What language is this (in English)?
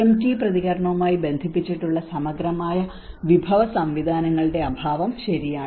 Malayalam